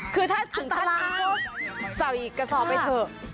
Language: Thai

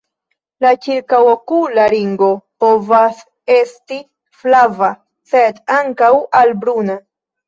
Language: Esperanto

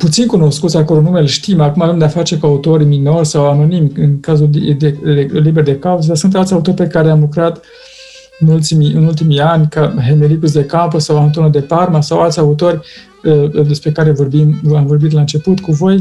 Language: Romanian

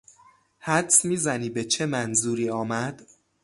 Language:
Persian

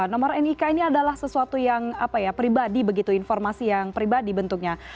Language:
Indonesian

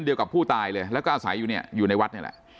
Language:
Thai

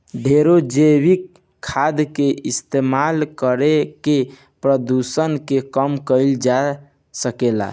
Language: Bhojpuri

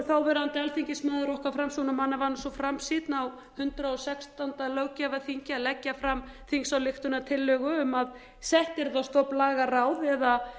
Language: Icelandic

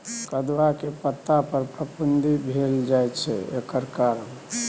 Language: Maithili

